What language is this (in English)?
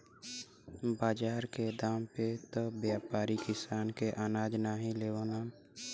Bhojpuri